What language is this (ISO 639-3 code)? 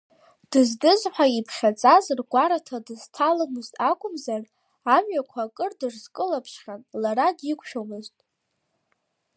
abk